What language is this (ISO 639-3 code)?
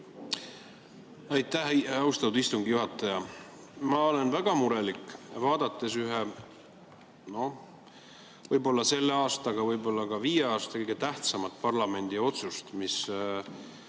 est